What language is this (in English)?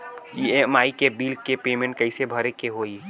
Bhojpuri